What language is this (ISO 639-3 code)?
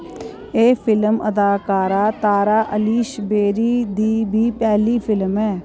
doi